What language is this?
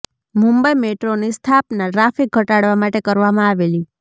Gujarati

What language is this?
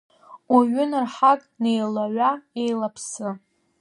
Abkhazian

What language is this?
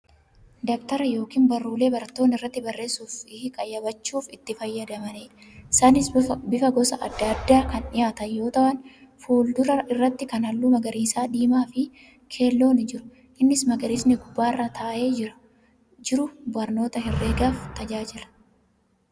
Oromo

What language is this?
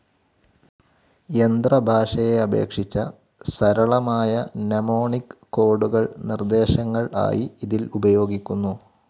Malayalam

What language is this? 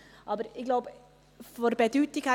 Swiss German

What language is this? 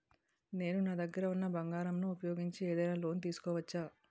Telugu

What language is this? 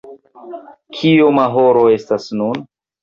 Esperanto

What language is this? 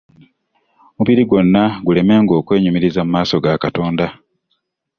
Ganda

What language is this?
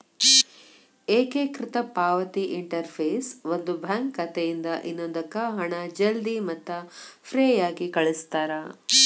Kannada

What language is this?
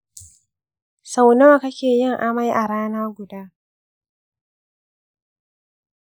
Hausa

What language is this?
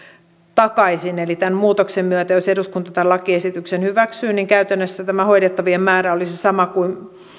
Finnish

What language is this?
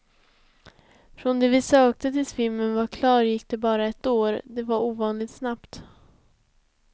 Swedish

